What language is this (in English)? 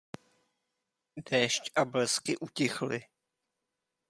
Czech